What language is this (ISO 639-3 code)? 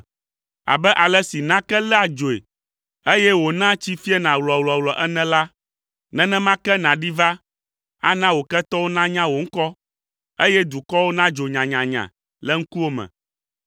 ewe